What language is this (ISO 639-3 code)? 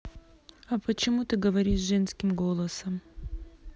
rus